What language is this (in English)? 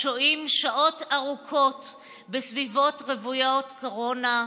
Hebrew